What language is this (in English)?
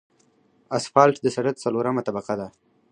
Pashto